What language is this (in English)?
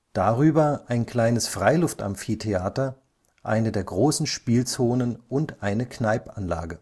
German